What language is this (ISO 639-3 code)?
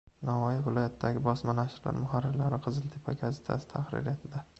uzb